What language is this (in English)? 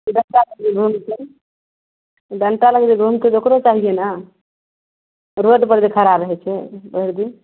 Maithili